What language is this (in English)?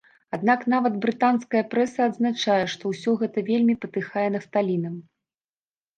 Belarusian